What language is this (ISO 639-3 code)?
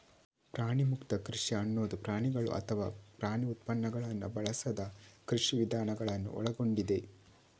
kan